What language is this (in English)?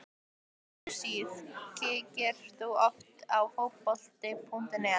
Icelandic